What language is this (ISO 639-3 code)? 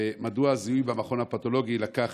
heb